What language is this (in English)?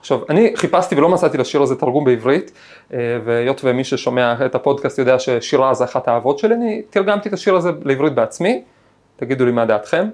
Hebrew